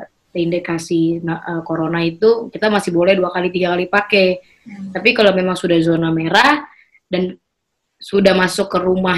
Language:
Indonesian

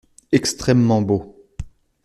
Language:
French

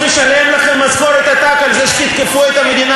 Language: Hebrew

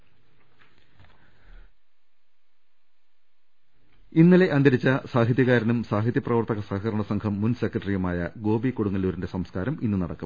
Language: Malayalam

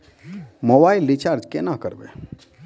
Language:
Maithili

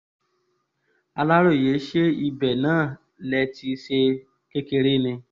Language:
Yoruba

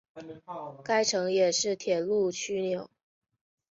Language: Chinese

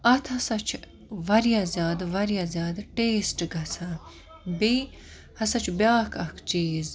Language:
Kashmiri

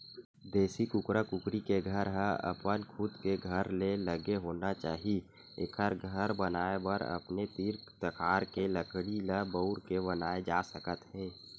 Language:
Chhattisgarhi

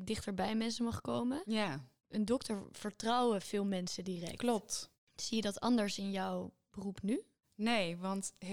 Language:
Dutch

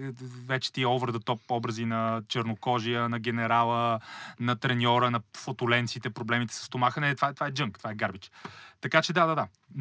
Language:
Bulgarian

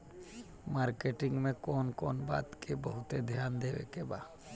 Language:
Bhojpuri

